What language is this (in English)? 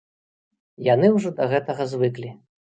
Belarusian